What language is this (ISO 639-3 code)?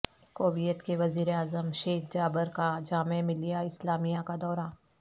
urd